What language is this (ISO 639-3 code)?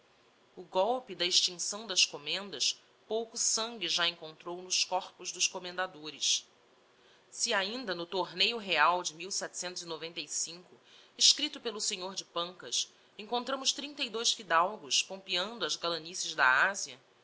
por